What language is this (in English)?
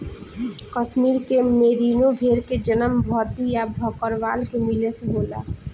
Bhojpuri